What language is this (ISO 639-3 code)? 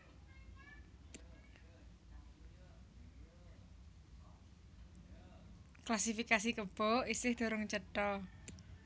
jav